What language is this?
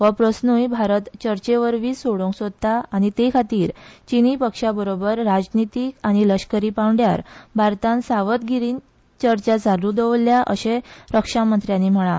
Konkani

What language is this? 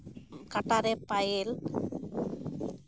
Santali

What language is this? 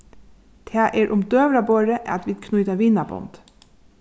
Faroese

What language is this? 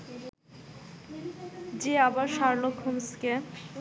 Bangla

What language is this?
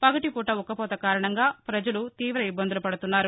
Telugu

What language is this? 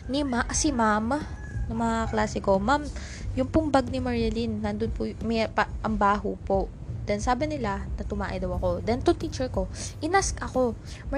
Filipino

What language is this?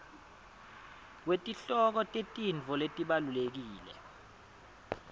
Swati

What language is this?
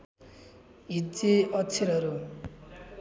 Nepali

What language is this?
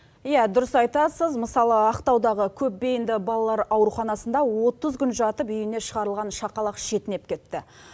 Kazakh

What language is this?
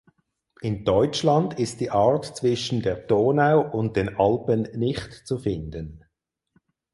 German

